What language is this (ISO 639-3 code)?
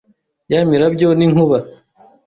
kin